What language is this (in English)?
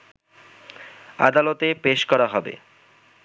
Bangla